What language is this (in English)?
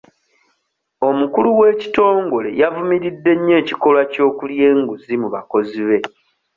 Ganda